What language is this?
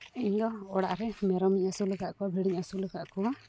Santali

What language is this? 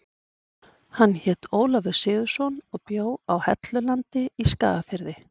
Icelandic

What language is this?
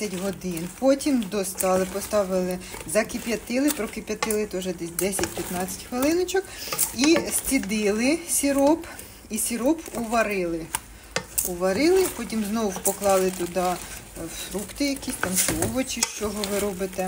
Ukrainian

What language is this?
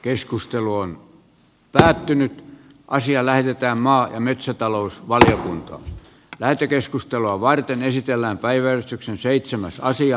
Finnish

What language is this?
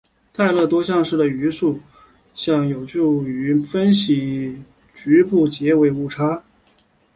Chinese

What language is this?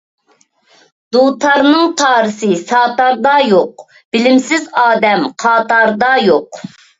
Uyghur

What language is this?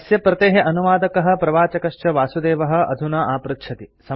Sanskrit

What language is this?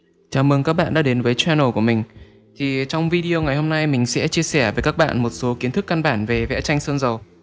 Vietnamese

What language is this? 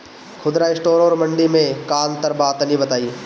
Bhojpuri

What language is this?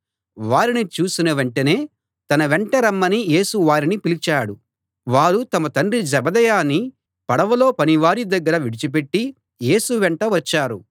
Telugu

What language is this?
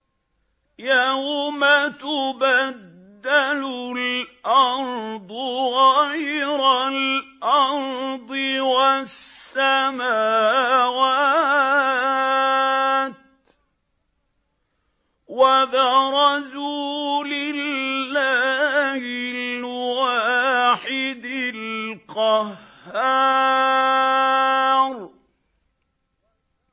Arabic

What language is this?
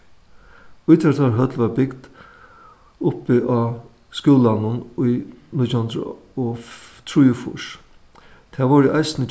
Faroese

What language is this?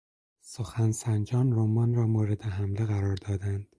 Persian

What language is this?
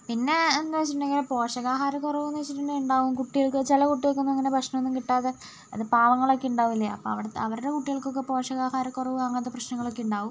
Malayalam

